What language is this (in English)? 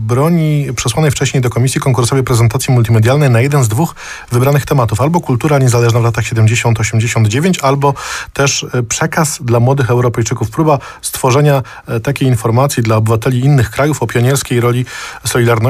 Polish